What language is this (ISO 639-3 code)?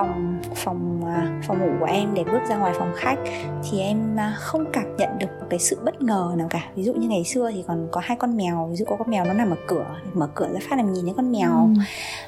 vie